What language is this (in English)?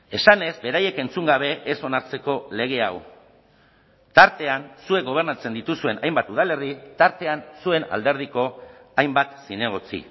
Basque